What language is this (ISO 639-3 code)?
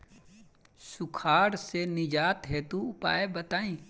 bho